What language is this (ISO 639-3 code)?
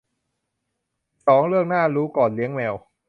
tha